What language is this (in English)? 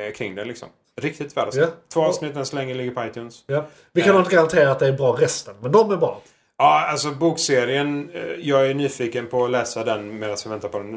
Swedish